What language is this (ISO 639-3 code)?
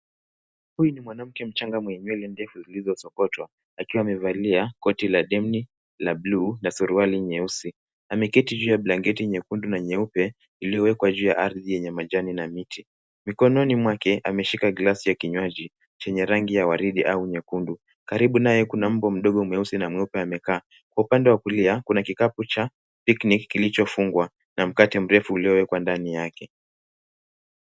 swa